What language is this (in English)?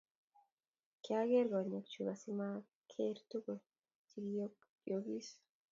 Kalenjin